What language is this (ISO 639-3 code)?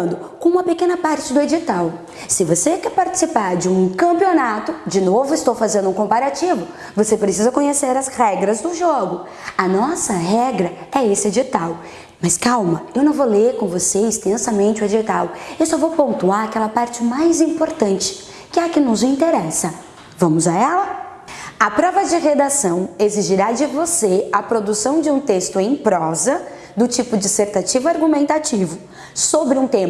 por